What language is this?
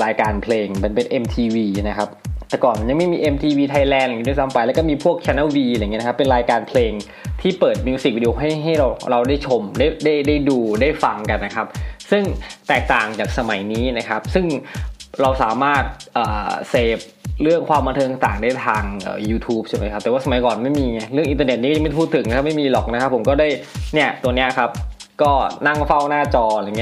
Thai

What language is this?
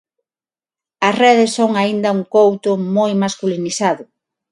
Galician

